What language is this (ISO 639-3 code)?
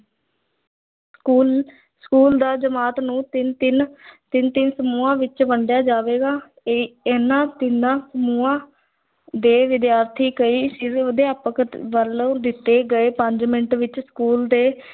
pan